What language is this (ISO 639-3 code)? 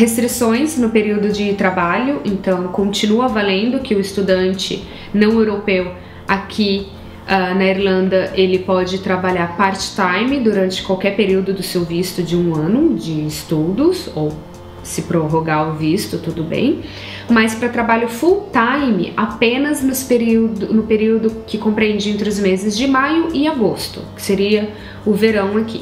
por